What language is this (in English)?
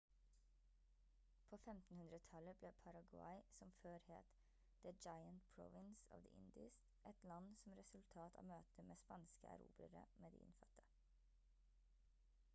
Norwegian Bokmål